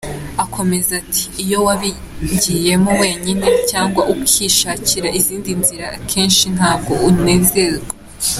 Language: Kinyarwanda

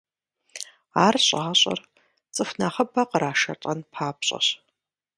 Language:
Kabardian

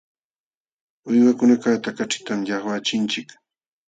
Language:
Jauja Wanca Quechua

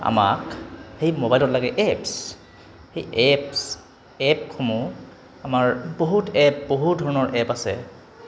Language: Assamese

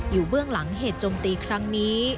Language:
Thai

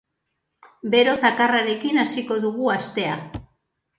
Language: Basque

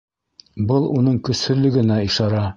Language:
Bashkir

